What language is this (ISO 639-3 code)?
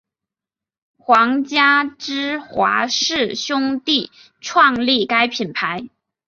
zho